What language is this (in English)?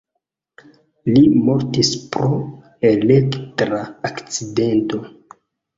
Esperanto